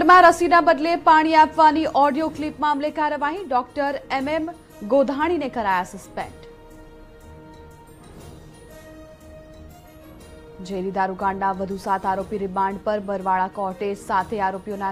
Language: Hindi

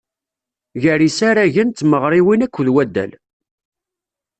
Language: Kabyle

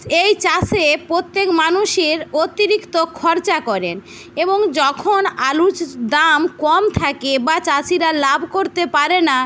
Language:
Bangla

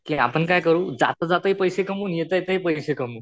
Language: Marathi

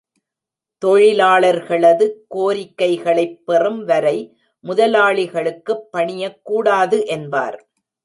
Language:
Tamil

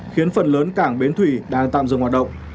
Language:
Vietnamese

